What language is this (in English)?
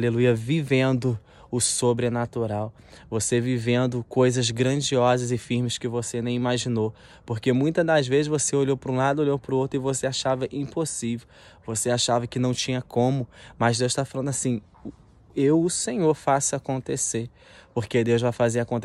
Portuguese